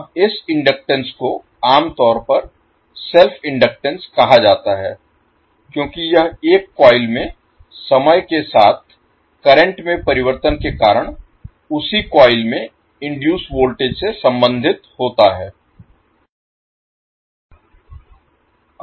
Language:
Hindi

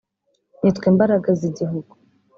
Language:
Kinyarwanda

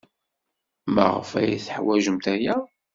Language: Kabyle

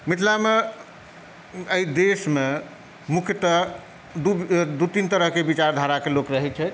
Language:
Maithili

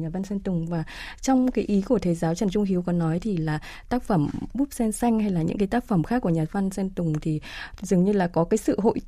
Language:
Vietnamese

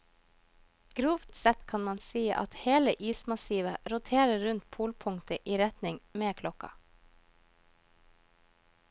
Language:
Norwegian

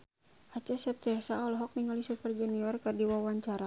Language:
Sundanese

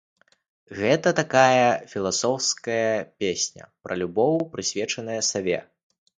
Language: Belarusian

